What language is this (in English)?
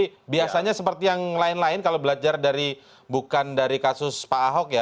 Indonesian